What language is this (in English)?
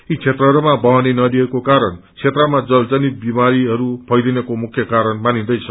Nepali